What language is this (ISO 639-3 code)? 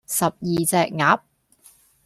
yue